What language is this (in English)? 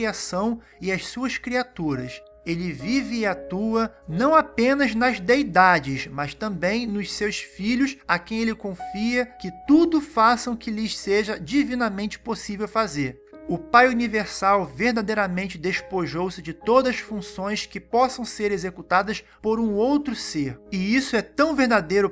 Portuguese